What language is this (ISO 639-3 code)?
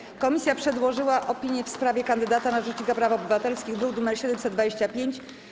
pol